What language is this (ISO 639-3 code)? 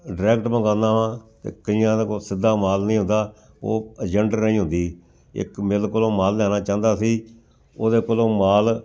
pan